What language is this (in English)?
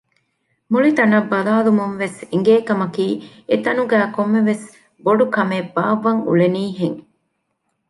Divehi